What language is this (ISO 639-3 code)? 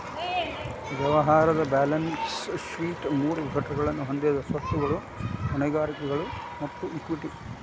kan